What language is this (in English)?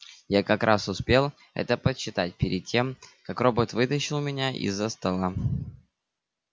Russian